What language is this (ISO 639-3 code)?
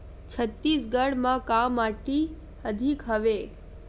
hne